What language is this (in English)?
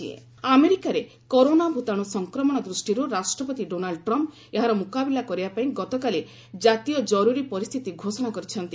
Odia